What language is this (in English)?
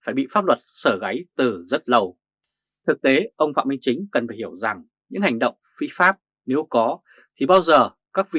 Vietnamese